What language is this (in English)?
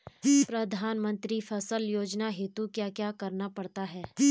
Hindi